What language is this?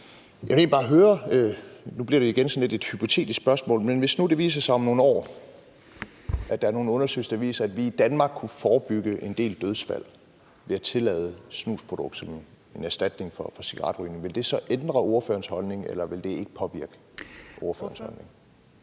Danish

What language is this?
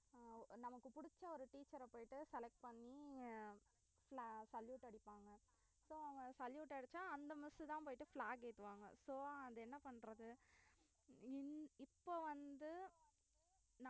Tamil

